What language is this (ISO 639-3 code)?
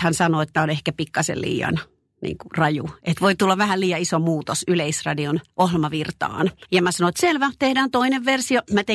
fin